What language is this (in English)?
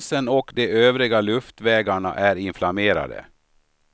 Swedish